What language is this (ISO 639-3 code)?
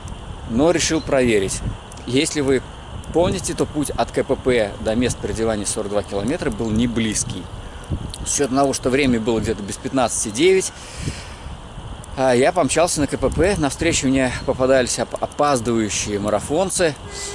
rus